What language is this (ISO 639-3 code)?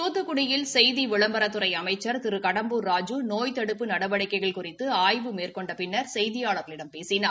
tam